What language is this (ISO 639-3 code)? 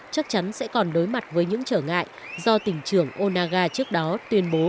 vie